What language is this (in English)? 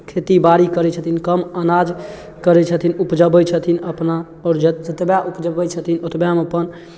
Maithili